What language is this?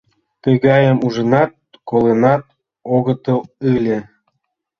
Mari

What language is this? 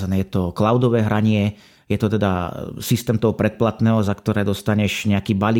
Slovak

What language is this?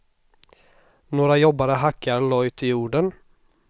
Swedish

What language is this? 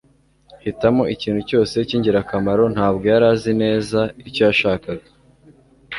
Kinyarwanda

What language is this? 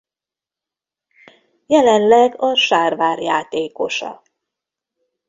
Hungarian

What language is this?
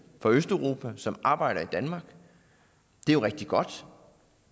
Danish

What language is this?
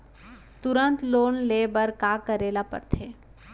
Chhattisgarhi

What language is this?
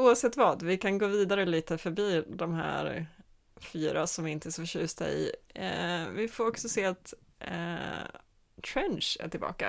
Swedish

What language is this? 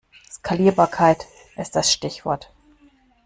German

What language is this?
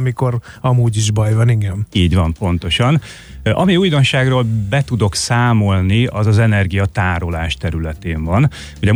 Hungarian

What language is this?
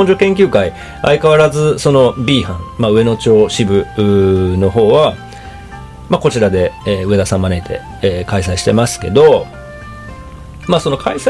Japanese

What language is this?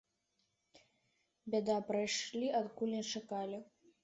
Belarusian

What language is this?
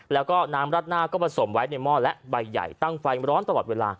Thai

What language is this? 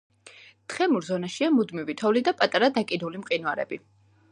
Georgian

